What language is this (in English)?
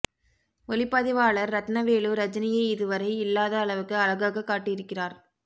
Tamil